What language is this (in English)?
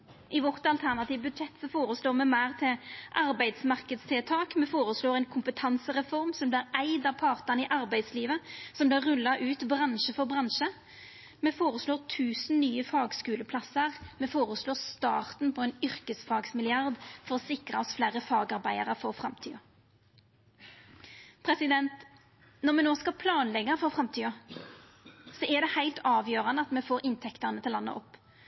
Norwegian Nynorsk